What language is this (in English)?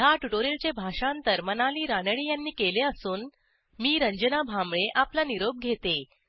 Marathi